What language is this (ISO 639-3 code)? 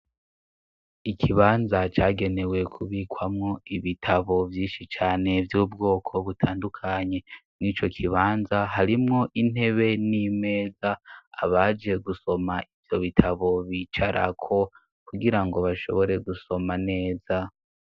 run